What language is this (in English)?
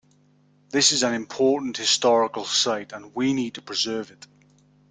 English